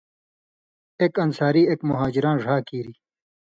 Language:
Indus Kohistani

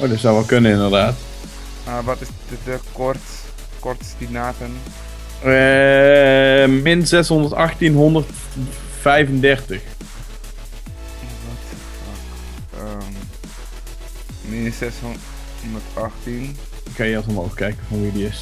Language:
Dutch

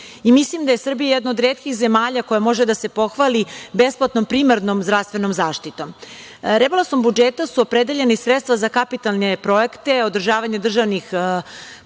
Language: Serbian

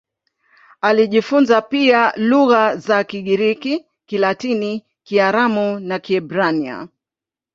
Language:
Swahili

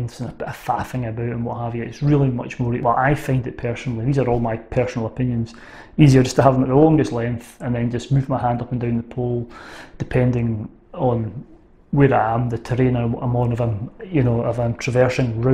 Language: English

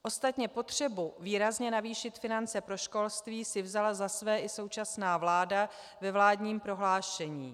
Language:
Czech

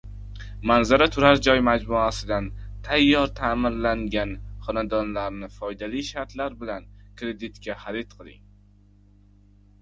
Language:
Uzbek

